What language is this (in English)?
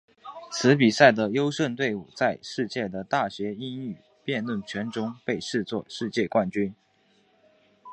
Chinese